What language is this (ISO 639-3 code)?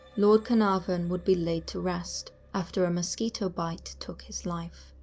eng